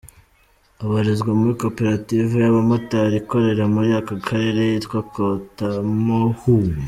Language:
Kinyarwanda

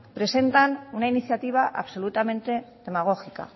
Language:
Spanish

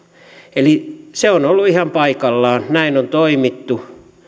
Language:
Finnish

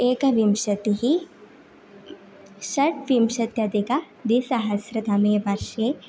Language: Sanskrit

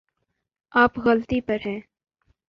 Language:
Urdu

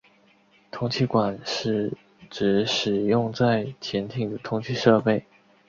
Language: Chinese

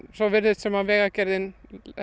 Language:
Icelandic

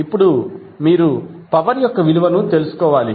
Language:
Telugu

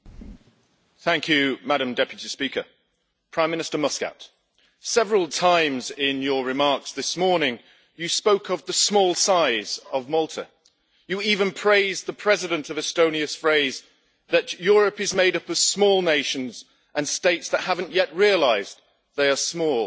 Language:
English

